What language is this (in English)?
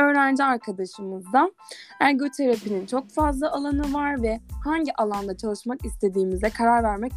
Turkish